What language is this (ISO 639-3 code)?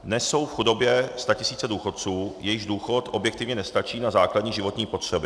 ces